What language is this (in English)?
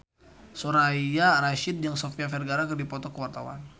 Sundanese